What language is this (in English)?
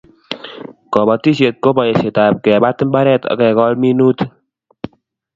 Kalenjin